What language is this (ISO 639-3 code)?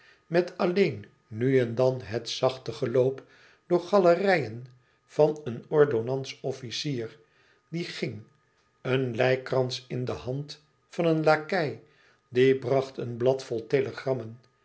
nld